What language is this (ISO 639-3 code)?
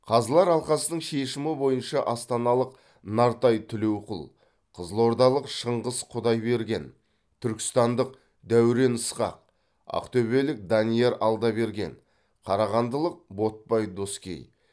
kaz